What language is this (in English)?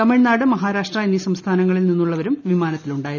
Malayalam